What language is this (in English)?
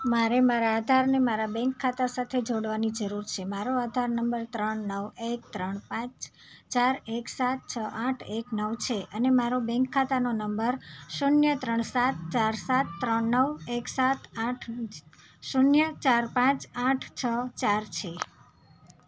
Gujarati